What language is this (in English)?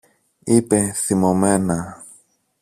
Greek